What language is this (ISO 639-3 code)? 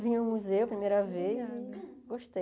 por